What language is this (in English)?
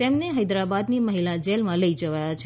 Gujarati